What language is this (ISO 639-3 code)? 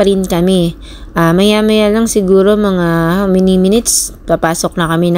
fil